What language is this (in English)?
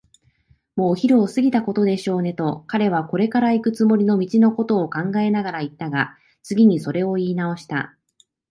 Japanese